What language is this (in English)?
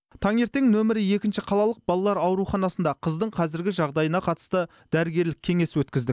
Kazakh